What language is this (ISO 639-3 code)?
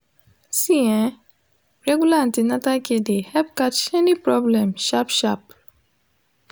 pcm